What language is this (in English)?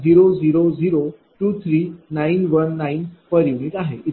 Marathi